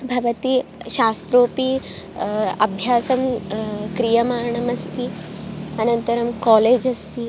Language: Sanskrit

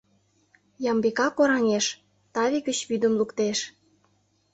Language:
Mari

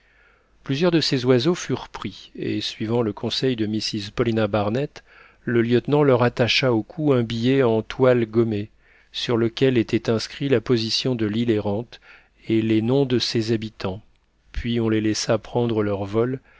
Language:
French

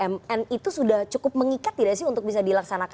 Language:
Indonesian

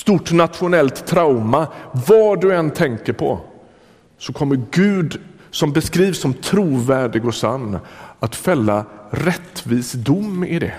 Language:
Swedish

